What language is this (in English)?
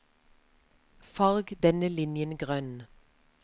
Norwegian